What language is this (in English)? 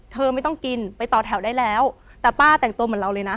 Thai